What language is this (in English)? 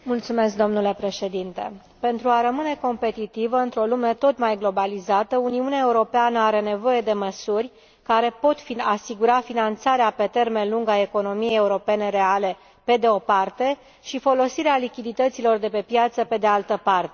Romanian